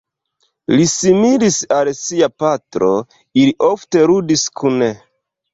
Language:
Esperanto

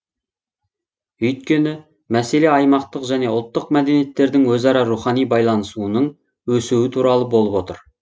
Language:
Kazakh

